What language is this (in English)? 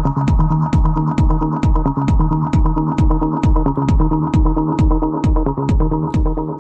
English